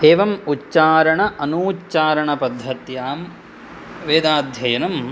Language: Sanskrit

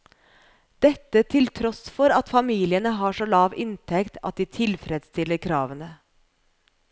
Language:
Norwegian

